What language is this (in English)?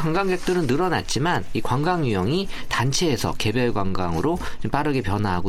Korean